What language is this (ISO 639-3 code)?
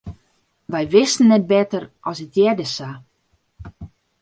fry